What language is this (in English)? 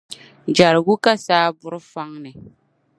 Dagbani